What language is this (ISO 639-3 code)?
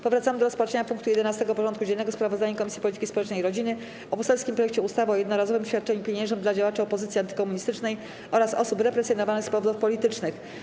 pol